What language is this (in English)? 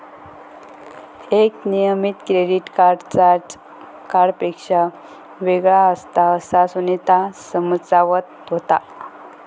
Marathi